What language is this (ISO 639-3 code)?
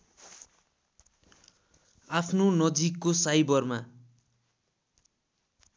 nep